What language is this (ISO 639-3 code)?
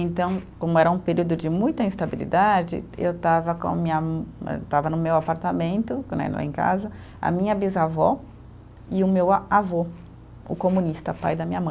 por